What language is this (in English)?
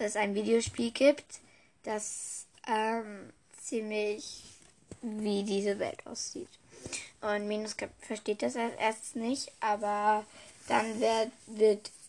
German